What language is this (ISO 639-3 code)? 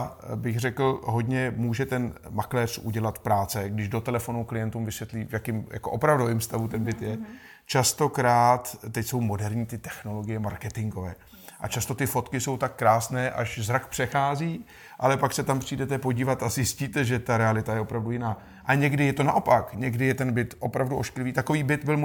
ces